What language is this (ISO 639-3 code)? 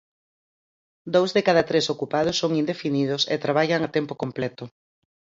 glg